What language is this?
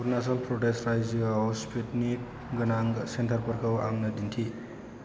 Bodo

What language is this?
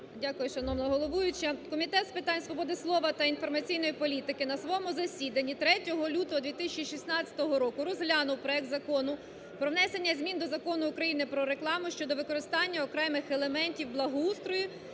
Ukrainian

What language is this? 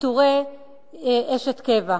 Hebrew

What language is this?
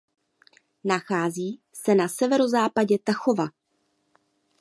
Czech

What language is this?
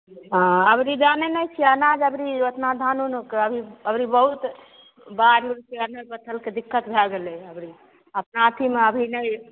Maithili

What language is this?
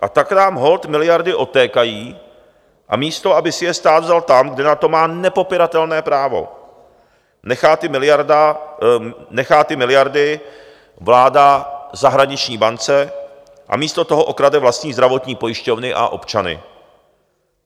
Czech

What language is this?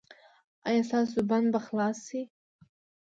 Pashto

